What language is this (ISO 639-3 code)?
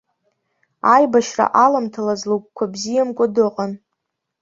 abk